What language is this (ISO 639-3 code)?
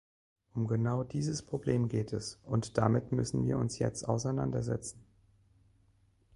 deu